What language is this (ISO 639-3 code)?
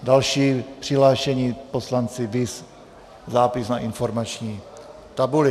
ces